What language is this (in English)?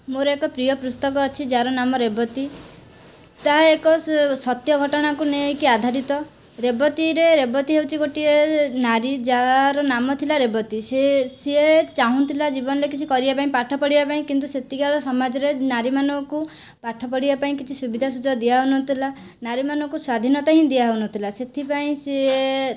Odia